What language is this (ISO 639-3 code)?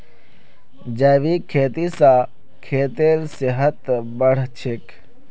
mag